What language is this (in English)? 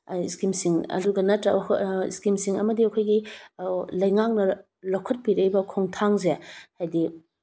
Manipuri